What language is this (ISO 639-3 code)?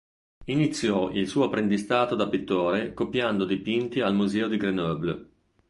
ita